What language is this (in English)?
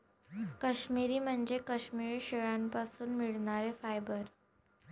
Marathi